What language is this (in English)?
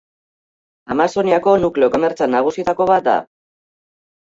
Basque